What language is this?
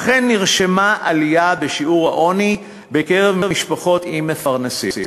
Hebrew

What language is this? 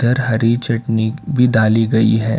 Hindi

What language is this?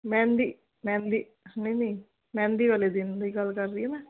Punjabi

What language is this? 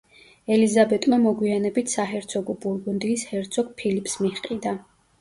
Georgian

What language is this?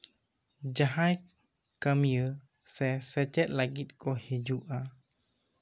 Santali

